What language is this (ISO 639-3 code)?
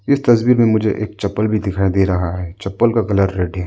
hin